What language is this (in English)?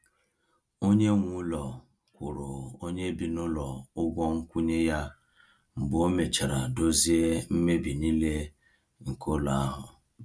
Igbo